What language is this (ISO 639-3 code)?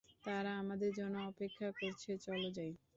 ben